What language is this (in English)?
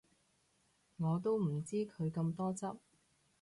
Cantonese